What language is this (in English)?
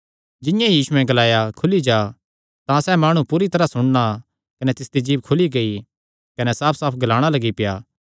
Kangri